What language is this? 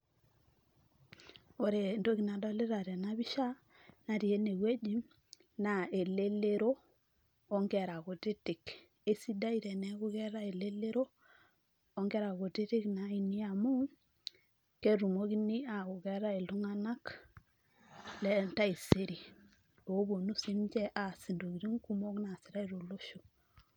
Masai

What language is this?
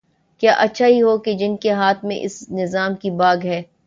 Urdu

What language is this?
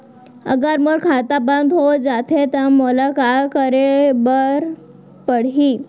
Chhattisgarhi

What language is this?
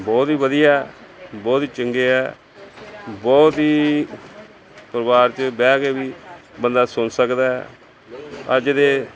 Punjabi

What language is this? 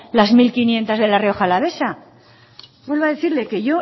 Spanish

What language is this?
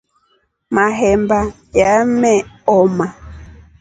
Rombo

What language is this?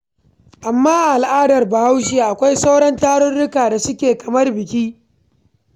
Hausa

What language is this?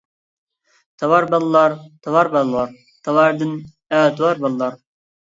Uyghur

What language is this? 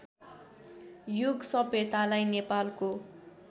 Nepali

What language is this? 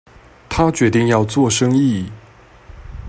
Chinese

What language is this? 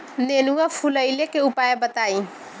Bhojpuri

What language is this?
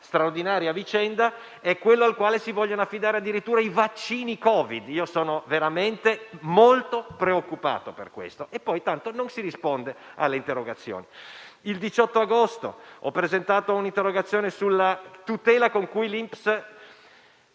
Italian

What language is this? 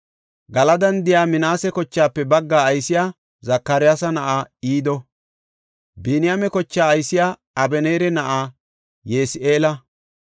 Gofa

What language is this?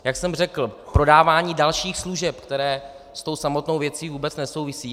Czech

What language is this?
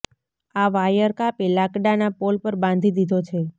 Gujarati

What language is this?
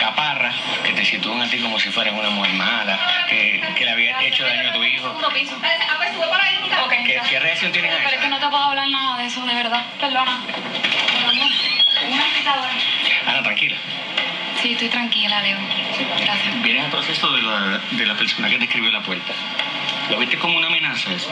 Spanish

